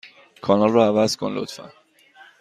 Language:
Persian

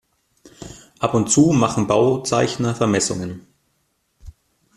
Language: German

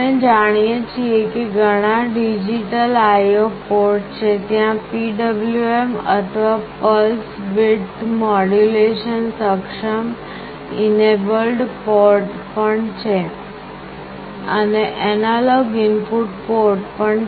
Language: Gujarati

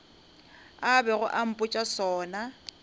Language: Northern Sotho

